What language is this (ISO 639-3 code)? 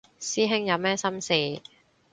yue